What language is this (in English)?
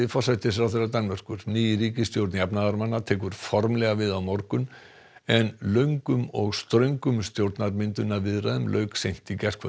Icelandic